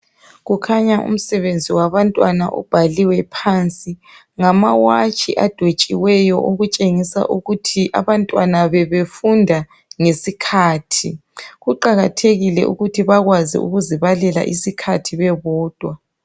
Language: North Ndebele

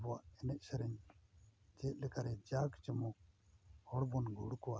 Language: Santali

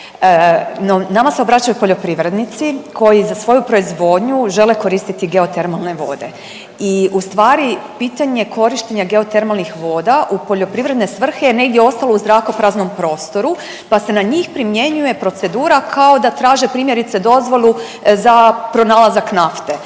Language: Croatian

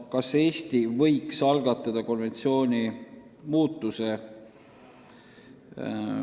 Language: Estonian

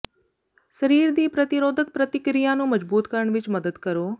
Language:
Punjabi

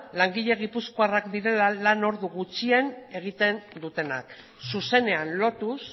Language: Basque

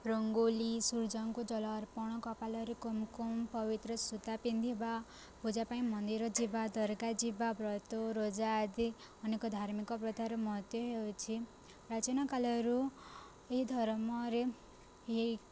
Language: Odia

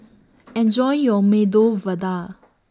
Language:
English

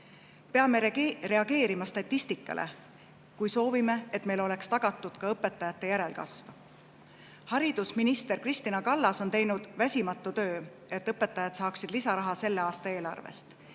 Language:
Estonian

